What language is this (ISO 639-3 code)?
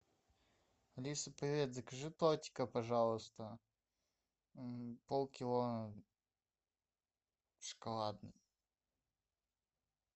rus